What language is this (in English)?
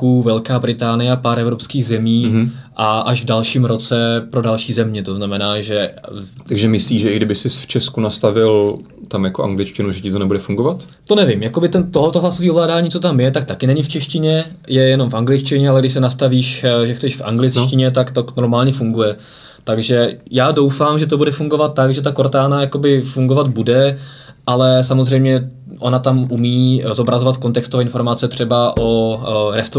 Czech